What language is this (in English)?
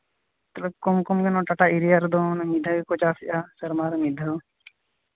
Santali